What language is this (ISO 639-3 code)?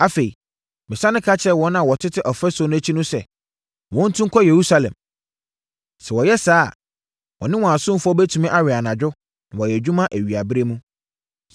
aka